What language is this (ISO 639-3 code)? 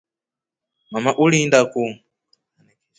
rof